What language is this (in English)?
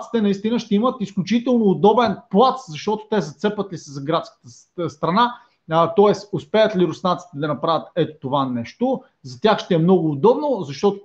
Bulgarian